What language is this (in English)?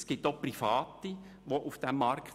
Swiss German